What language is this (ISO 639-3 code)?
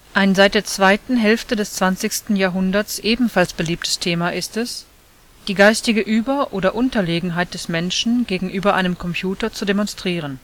deu